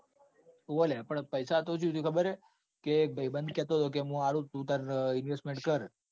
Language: Gujarati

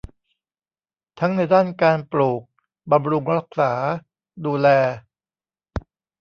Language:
Thai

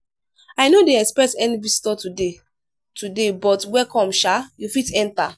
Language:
Nigerian Pidgin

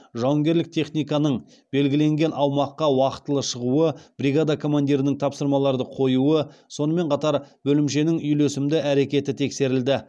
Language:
Kazakh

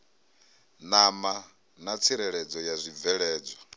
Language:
Venda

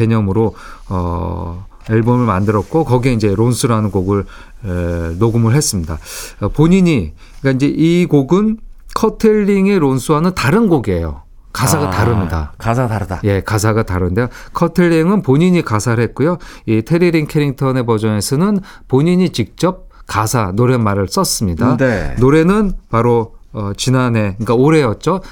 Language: Korean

